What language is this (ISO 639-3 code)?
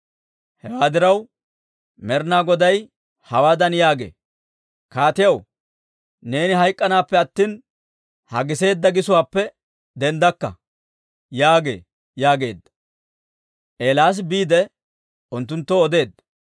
dwr